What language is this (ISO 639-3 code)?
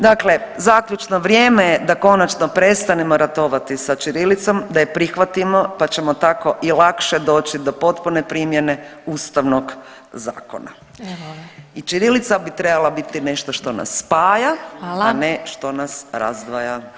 hrv